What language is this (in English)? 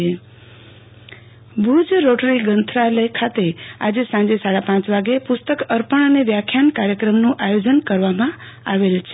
Gujarati